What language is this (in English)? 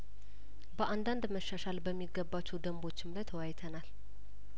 Amharic